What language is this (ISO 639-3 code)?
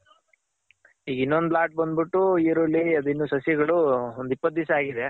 kan